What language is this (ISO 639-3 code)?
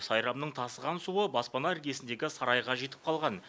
kaz